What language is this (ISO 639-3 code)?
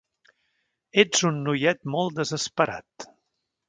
cat